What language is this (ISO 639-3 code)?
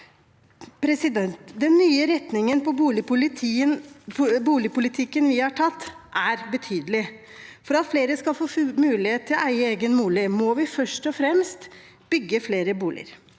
nor